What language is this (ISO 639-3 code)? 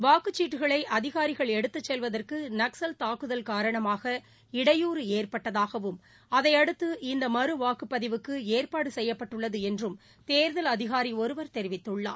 tam